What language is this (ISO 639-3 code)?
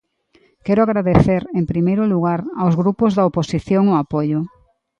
glg